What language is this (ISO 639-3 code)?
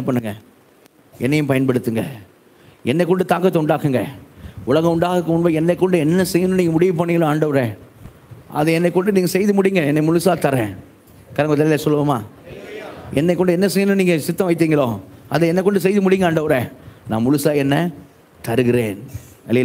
tam